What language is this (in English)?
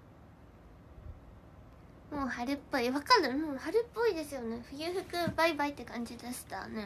Japanese